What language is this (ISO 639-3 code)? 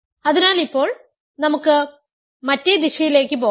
mal